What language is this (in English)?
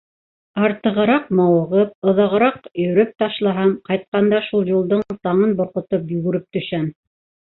Bashkir